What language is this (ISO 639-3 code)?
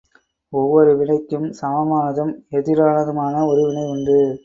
tam